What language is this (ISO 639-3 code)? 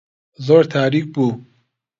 ckb